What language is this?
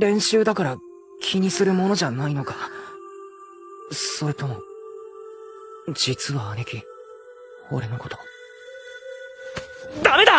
Japanese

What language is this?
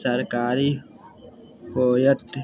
Maithili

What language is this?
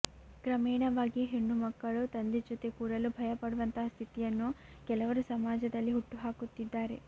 Kannada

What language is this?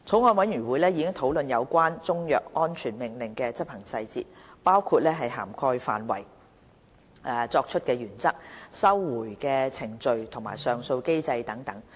Cantonese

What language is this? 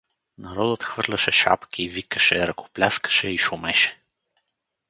Bulgarian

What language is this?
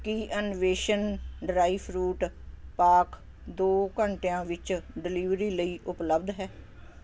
Punjabi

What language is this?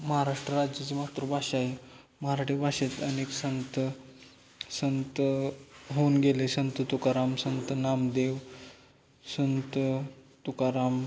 Marathi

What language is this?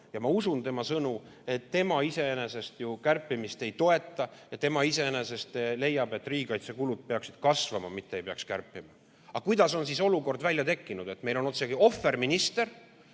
Estonian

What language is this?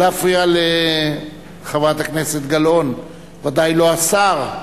Hebrew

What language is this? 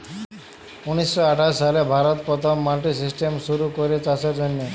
Bangla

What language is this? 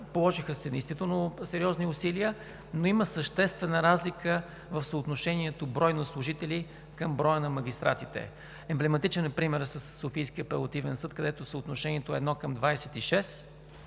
Bulgarian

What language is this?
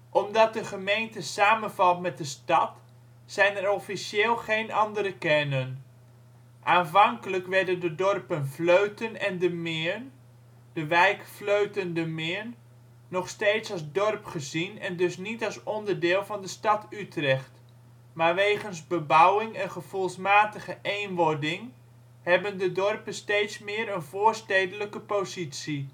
Dutch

